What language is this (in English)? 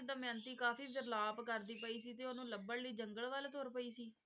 Punjabi